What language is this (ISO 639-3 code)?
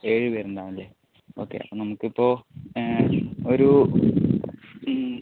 mal